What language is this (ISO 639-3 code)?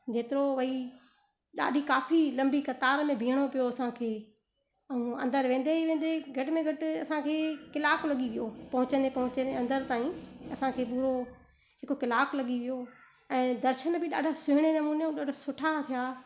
snd